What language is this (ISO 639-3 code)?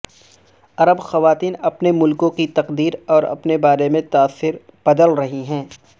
urd